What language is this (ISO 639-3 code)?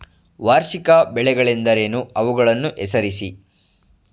kan